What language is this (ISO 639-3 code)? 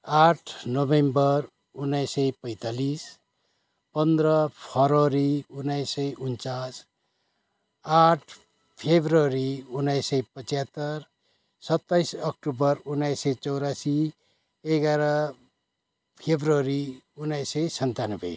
nep